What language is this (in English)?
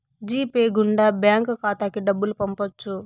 Telugu